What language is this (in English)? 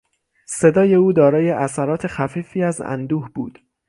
Persian